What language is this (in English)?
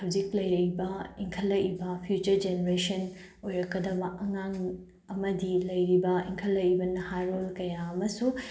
Manipuri